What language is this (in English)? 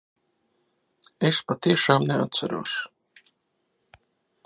Latvian